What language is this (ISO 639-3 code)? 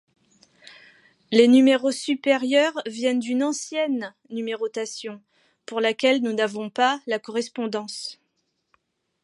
fra